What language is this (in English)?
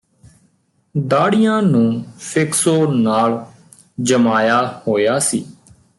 Punjabi